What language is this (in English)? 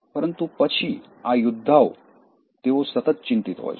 Gujarati